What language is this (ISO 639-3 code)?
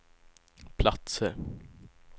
swe